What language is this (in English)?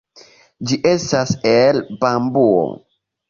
Esperanto